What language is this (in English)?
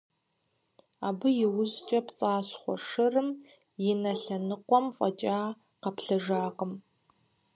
Kabardian